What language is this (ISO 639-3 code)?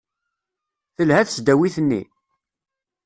kab